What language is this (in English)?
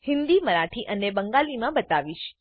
Gujarati